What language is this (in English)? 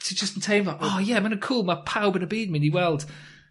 Welsh